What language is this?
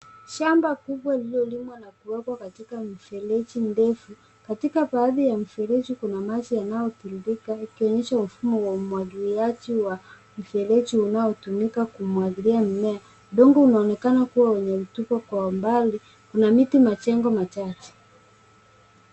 Swahili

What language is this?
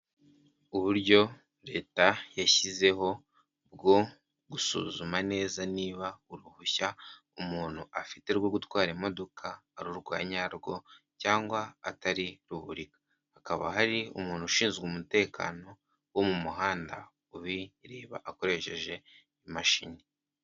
Kinyarwanda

